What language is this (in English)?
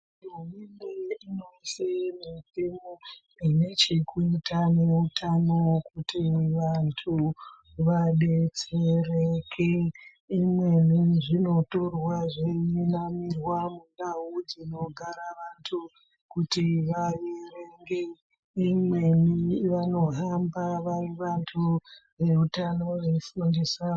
Ndau